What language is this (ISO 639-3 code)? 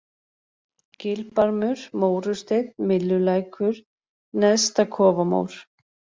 isl